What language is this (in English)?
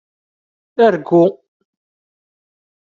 Kabyle